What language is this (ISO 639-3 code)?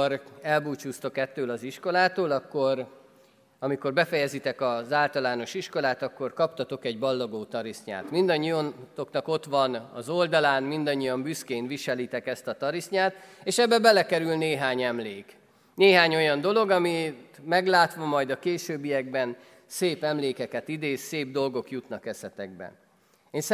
hun